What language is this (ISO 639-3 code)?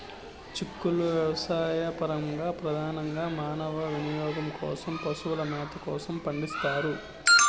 tel